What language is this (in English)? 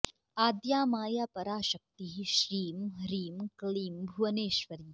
Sanskrit